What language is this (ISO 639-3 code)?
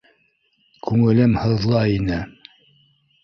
bak